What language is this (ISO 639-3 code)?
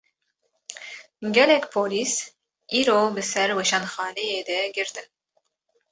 kur